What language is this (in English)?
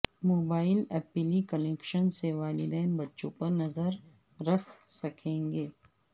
Urdu